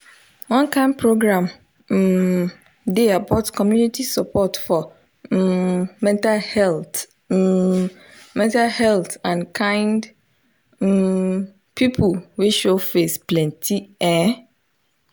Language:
Nigerian Pidgin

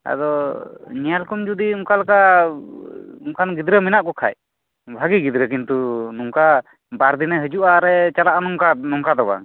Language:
Santali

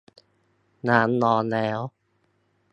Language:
Thai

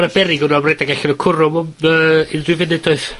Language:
Welsh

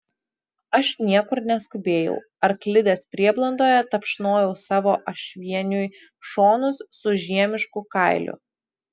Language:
Lithuanian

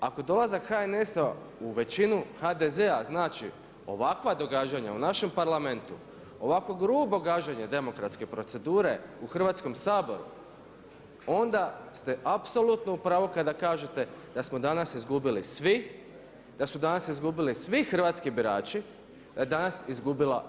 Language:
Croatian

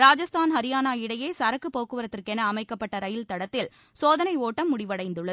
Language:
Tamil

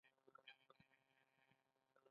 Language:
Pashto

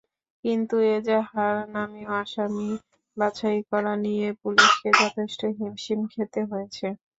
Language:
Bangla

